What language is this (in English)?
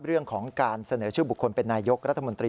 Thai